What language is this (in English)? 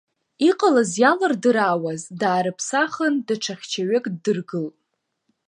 Abkhazian